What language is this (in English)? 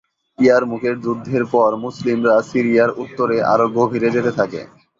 Bangla